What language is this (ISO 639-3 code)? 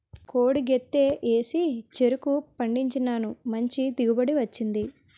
tel